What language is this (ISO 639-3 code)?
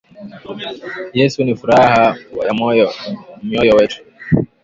swa